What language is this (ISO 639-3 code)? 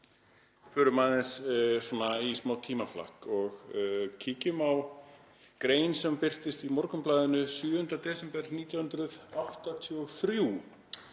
isl